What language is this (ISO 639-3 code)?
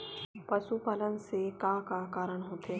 hne